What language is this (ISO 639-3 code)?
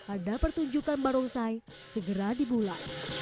ind